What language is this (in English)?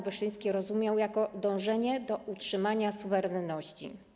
Polish